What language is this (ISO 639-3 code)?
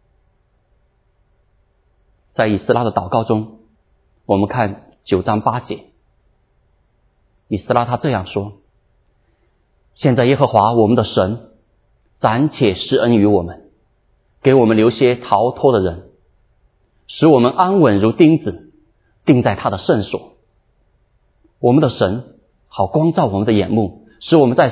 zho